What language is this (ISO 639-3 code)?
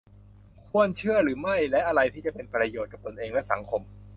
tha